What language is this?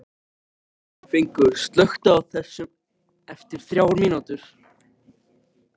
Icelandic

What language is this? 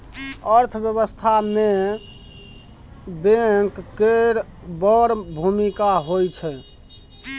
Maithili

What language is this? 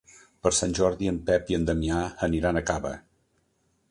Catalan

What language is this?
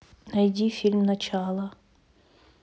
Russian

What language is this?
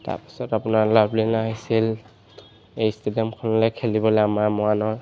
Assamese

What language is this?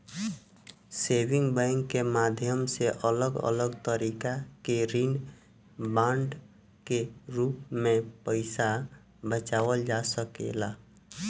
Bhojpuri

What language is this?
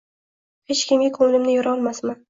Uzbek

